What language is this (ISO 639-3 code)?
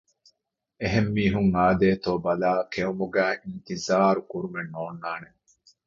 div